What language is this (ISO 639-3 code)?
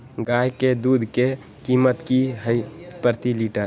mag